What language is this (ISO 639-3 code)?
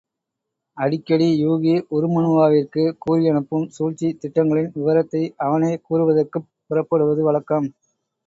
tam